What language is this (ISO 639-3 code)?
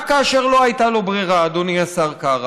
heb